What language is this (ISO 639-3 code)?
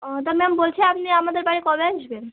ben